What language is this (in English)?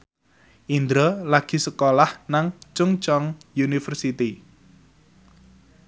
Javanese